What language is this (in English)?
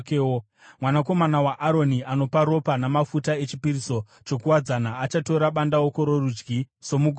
Shona